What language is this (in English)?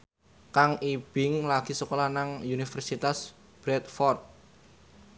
Javanese